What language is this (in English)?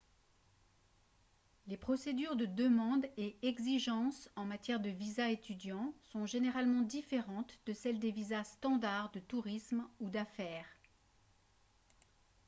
French